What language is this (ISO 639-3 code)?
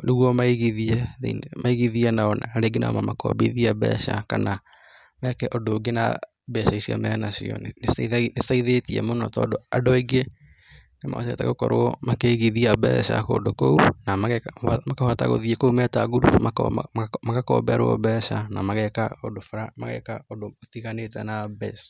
kik